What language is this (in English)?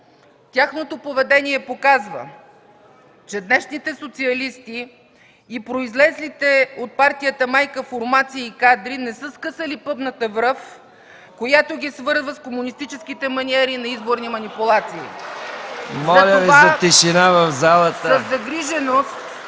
Bulgarian